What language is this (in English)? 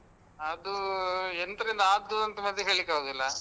Kannada